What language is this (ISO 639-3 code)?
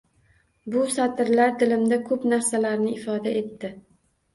uzb